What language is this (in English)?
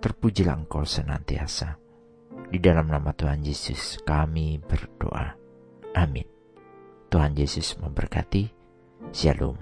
Indonesian